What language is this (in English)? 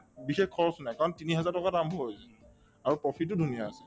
Assamese